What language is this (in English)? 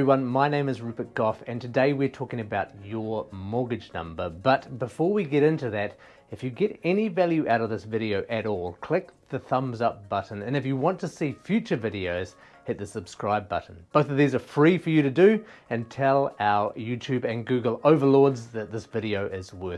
English